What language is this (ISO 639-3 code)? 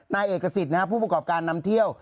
tha